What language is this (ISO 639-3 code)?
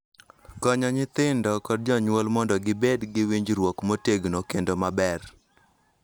luo